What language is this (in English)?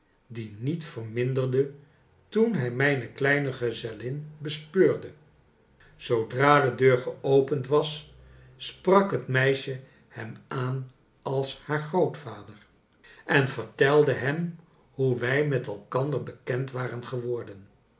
Dutch